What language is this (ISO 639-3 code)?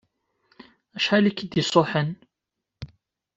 kab